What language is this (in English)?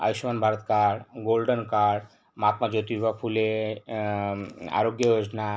Marathi